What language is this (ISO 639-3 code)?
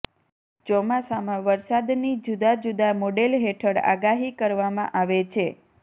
guj